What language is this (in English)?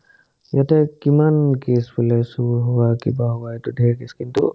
Assamese